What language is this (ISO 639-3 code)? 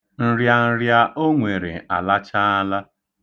ibo